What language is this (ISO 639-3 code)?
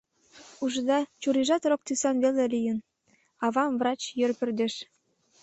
chm